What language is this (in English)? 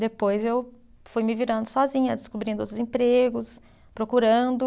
Portuguese